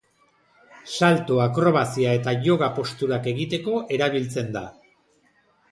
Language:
Basque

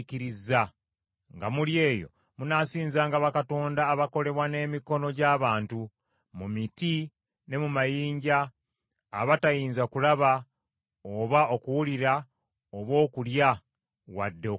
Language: Ganda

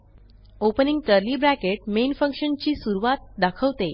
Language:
Marathi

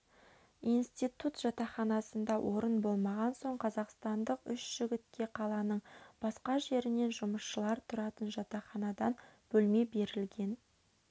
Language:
Kazakh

